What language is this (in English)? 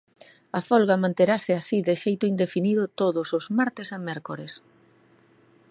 Galician